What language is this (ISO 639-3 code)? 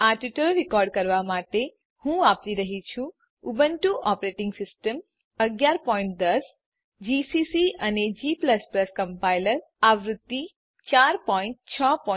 guj